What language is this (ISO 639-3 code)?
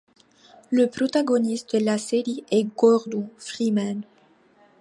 fra